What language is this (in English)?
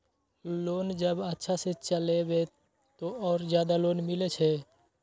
Maithili